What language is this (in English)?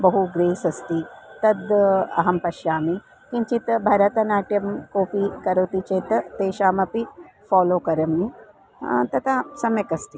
Sanskrit